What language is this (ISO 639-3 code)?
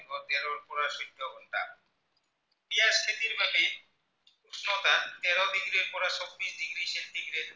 asm